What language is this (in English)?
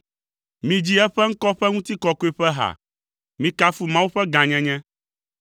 Ewe